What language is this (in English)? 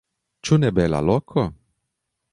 Esperanto